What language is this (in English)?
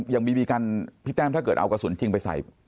Thai